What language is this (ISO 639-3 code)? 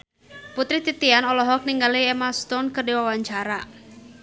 sun